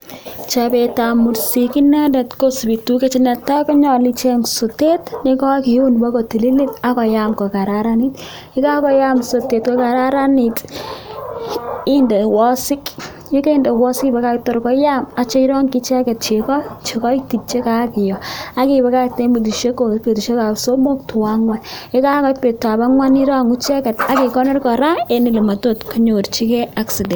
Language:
Kalenjin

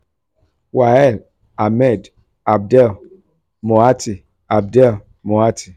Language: Yoruba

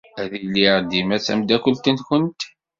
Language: Kabyle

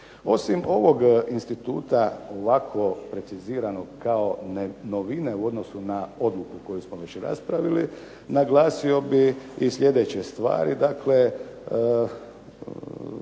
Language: Croatian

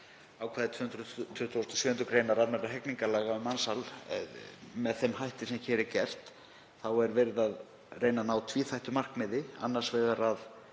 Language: Icelandic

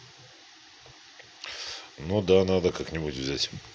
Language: Russian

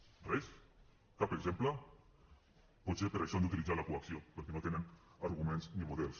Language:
Catalan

